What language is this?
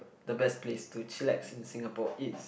English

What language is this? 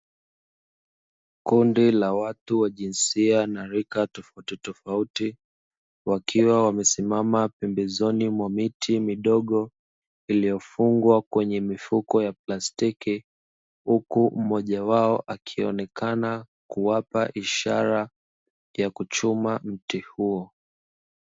Swahili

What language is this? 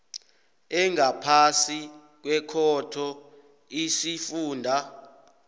South Ndebele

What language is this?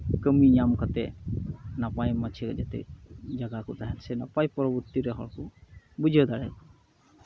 Santali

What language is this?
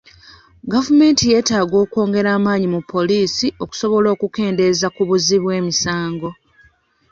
Ganda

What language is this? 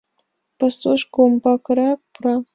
Mari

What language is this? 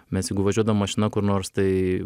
Lithuanian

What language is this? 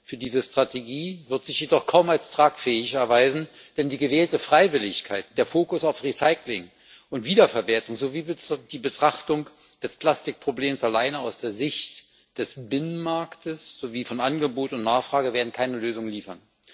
German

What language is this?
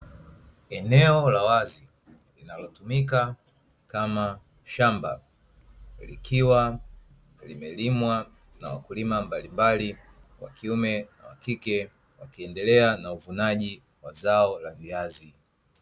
Swahili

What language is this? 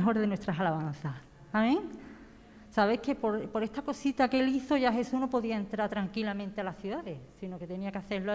Spanish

